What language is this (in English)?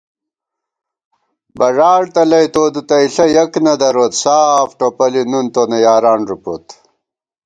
Gawar-Bati